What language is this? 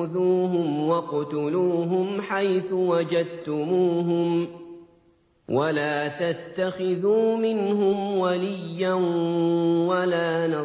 Arabic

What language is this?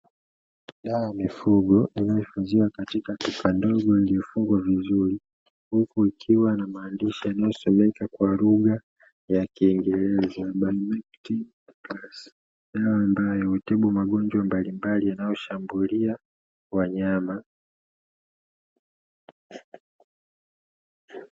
Swahili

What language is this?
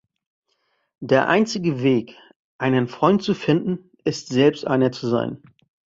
German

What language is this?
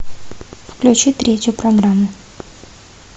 Russian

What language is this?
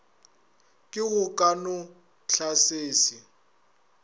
Northern Sotho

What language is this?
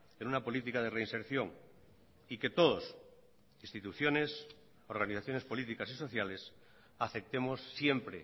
Spanish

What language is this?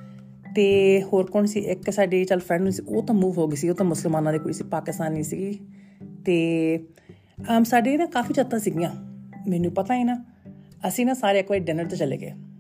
Punjabi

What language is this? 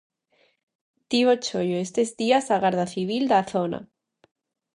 Galician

